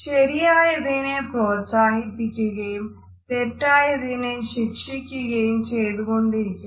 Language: Malayalam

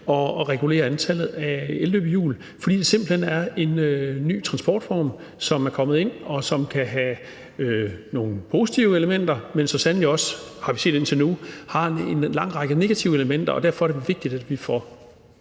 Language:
Danish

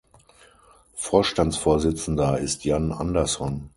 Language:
German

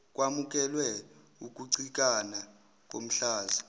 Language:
Zulu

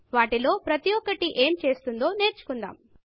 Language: Telugu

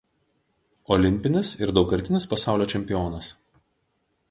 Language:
Lithuanian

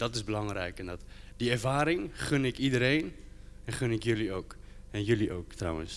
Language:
Dutch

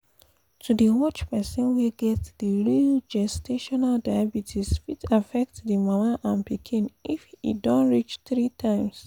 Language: Nigerian Pidgin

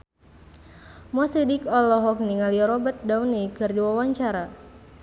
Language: Sundanese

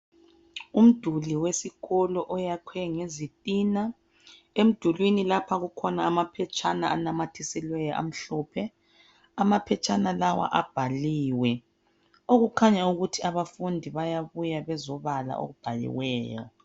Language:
North Ndebele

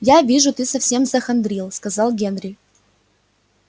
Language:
Russian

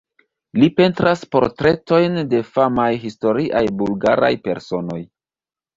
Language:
Esperanto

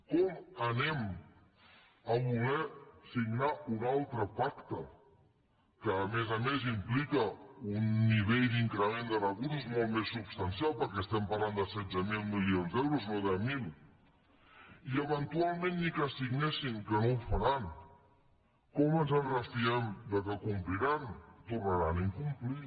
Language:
Catalan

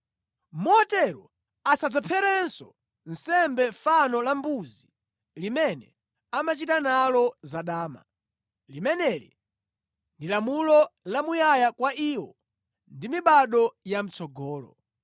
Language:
Nyanja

